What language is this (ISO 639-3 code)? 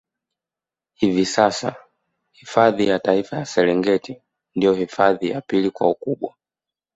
swa